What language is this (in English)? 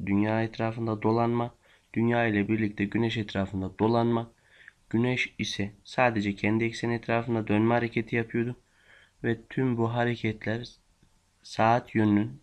Turkish